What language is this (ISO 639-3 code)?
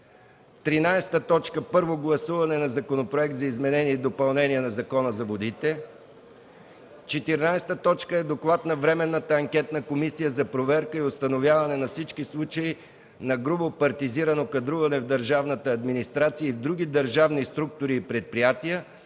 bul